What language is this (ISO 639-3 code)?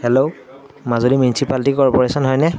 asm